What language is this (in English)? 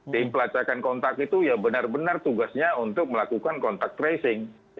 Indonesian